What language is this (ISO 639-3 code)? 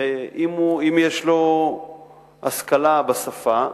heb